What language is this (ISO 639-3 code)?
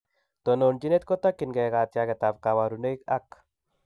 kln